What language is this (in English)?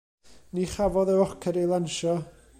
Welsh